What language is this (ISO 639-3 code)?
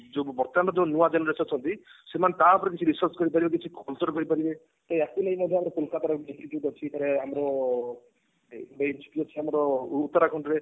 ori